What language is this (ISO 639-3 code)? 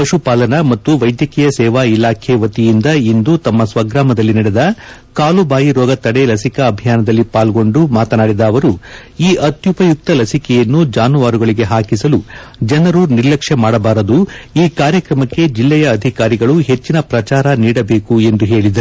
kan